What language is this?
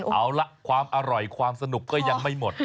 Thai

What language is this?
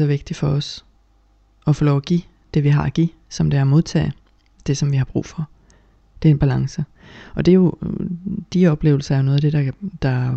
Danish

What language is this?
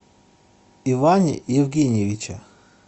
Russian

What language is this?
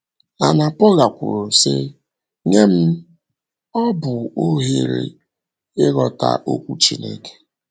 Igbo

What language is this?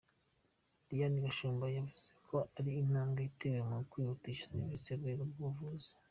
Kinyarwanda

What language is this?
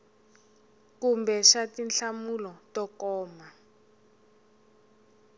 Tsonga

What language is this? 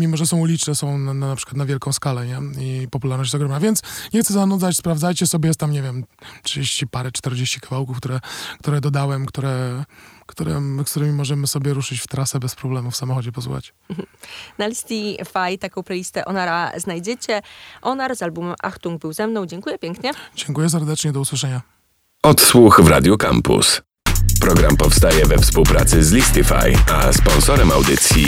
Polish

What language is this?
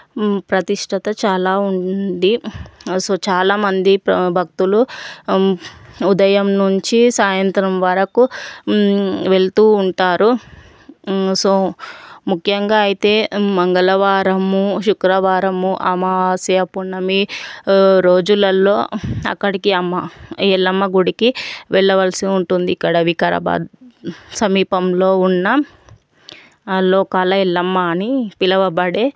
Telugu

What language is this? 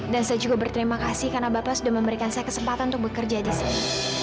Indonesian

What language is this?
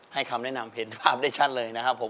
Thai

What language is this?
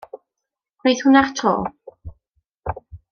Welsh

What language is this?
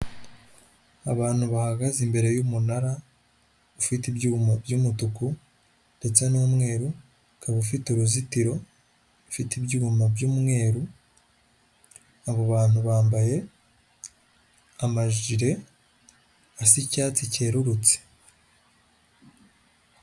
Kinyarwanda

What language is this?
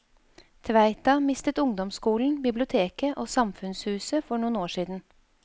Norwegian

